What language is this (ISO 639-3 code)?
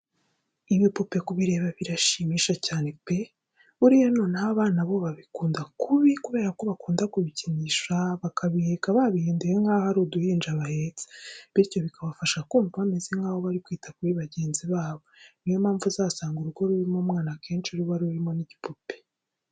kin